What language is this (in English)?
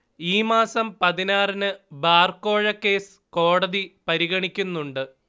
Malayalam